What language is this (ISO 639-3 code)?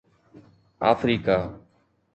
snd